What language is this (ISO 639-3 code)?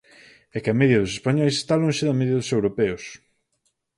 glg